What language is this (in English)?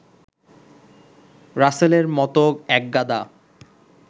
Bangla